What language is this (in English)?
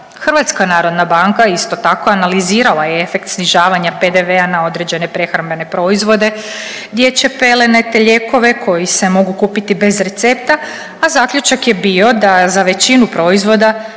Croatian